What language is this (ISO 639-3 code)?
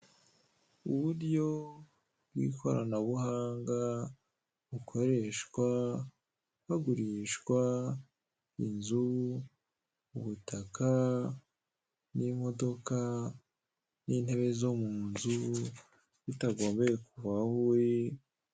kin